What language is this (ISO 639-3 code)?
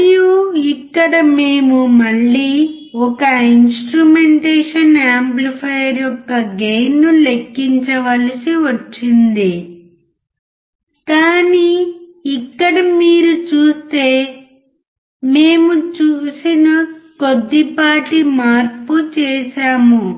tel